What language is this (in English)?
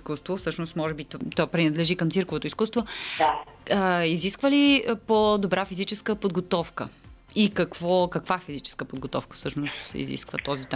Bulgarian